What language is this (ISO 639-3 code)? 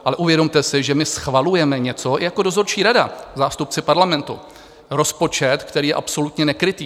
ces